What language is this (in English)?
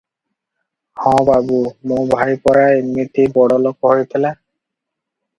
Odia